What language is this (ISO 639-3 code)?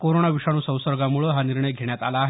mar